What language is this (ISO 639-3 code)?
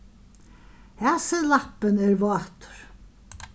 fao